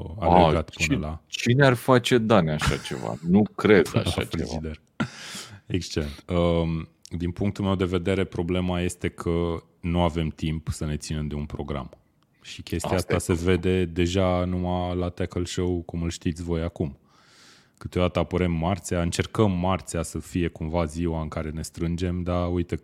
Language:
Romanian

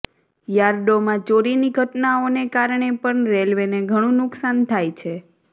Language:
Gujarati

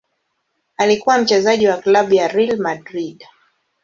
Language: Swahili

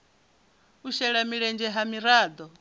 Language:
Venda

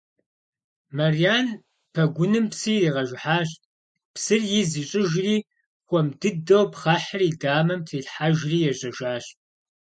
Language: Kabardian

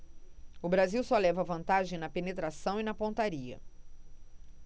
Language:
Portuguese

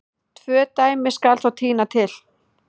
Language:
Icelandic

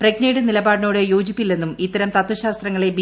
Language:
Malayalam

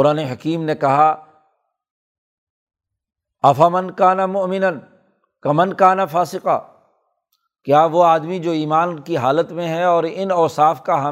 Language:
Urdu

